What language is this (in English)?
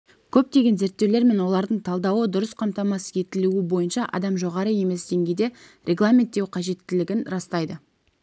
Kazakh